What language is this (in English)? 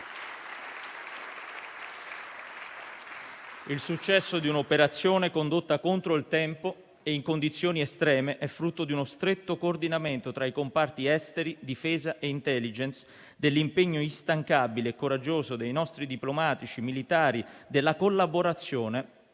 Italian